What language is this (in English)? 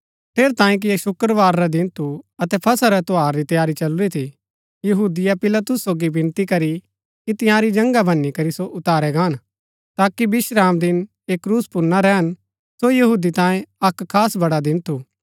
Gaddi